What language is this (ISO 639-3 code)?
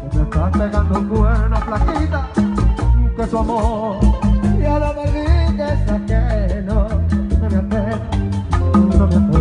ron